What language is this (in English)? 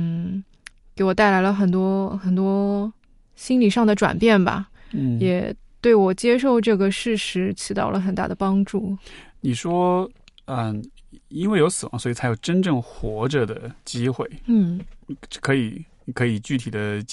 Chinese